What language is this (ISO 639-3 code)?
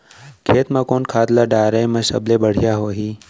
hne